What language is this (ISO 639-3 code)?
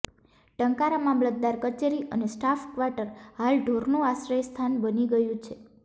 guj